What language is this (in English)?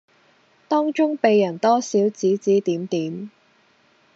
Cantonese